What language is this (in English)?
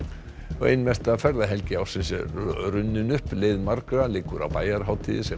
Icelandic